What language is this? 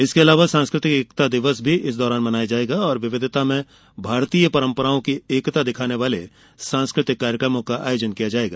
Hindi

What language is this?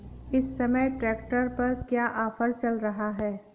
Hindi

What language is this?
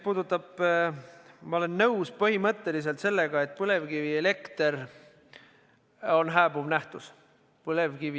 Estonian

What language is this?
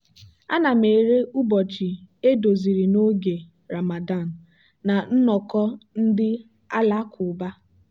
Igbo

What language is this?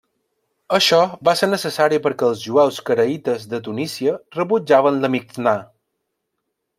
Catalan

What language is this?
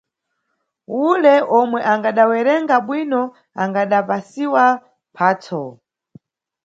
Nyungwe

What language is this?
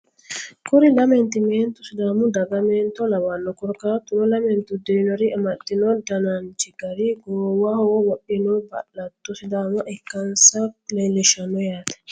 Sidamo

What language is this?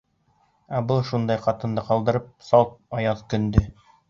Bashkir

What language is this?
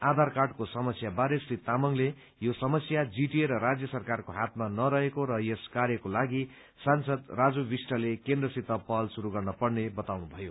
Nepali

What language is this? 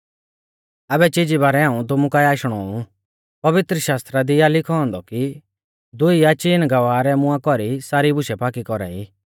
Mahasu Pahari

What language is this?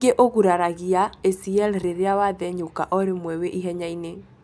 Kikuyu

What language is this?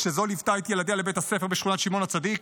Hebrew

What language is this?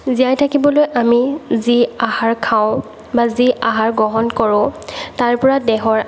Assamese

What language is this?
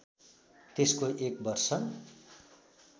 Nepali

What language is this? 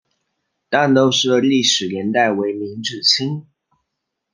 Chinese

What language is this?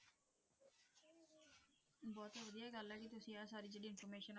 Punjabi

